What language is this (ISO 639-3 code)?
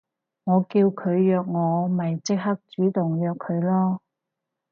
yue